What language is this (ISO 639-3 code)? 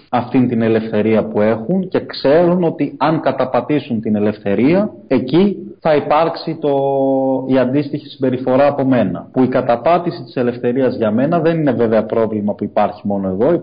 ell